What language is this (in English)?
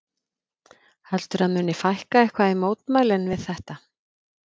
Icelandic